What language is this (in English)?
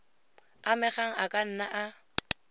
Tswana